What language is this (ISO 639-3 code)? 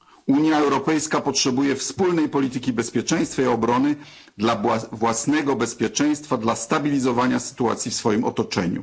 pol